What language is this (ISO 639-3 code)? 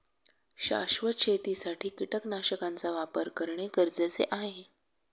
mar